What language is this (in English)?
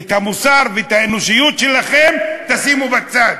Hebrew